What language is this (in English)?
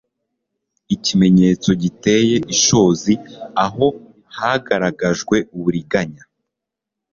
Kinyarwanda